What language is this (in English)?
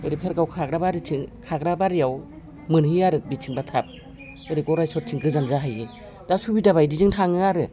Bodo